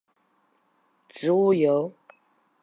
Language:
Chinese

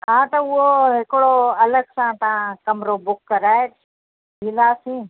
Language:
Sindhi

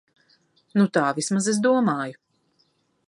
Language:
Latvian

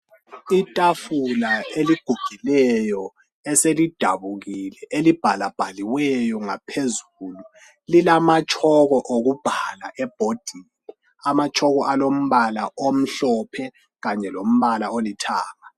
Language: North Ndebele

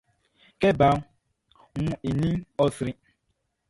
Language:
Baoulé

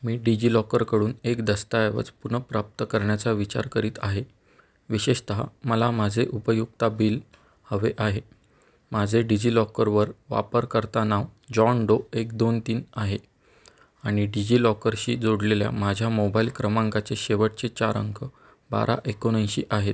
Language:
Marathi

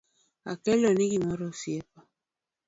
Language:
Luo (Kenya and Tanzania)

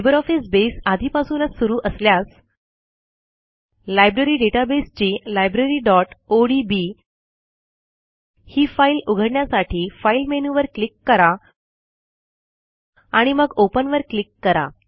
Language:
Marathi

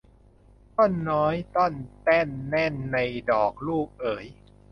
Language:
Thai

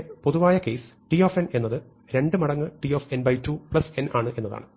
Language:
Malayalam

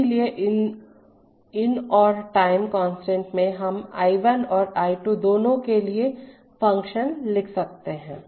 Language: Hindi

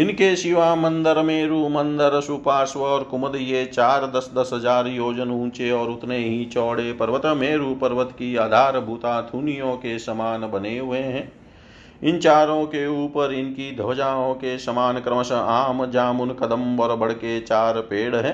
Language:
Hindi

